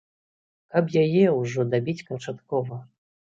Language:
Belarusian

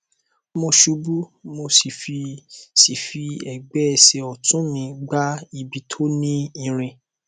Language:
Yoruba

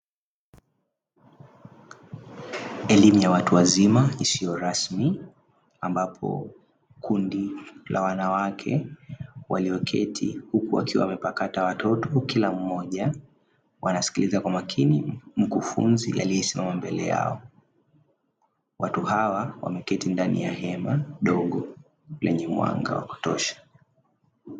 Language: Swahili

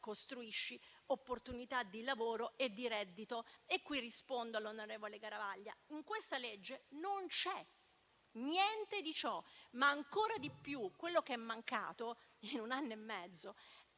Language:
Italian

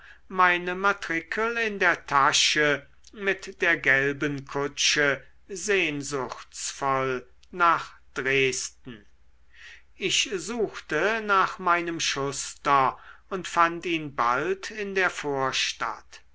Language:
German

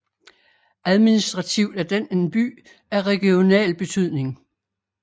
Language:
Danish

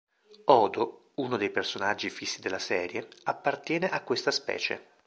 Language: Italian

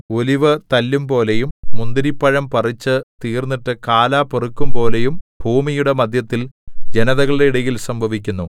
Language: Malayalam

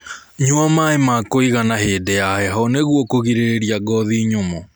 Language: Kikuyu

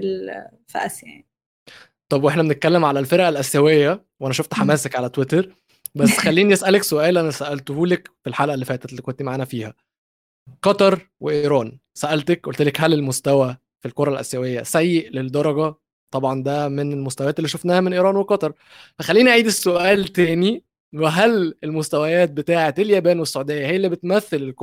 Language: Arabic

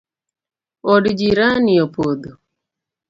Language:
Luo (Kenya and Tanzania)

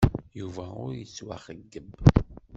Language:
Kabyle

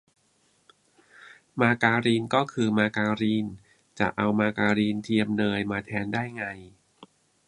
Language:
Thai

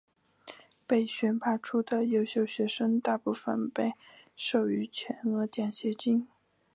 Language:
Chinese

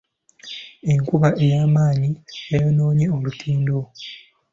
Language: Ganda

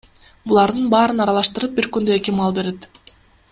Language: Kyrgyz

